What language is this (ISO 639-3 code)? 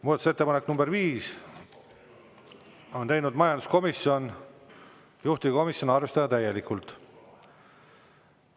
est